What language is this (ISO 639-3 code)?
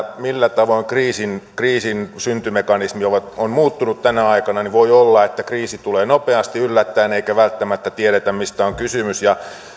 fin